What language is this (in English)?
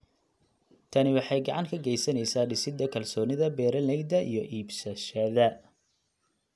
Somali